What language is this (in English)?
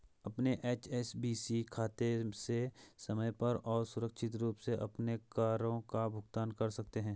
Hindi